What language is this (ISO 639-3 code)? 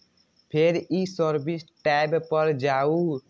mai